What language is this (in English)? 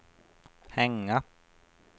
Swedish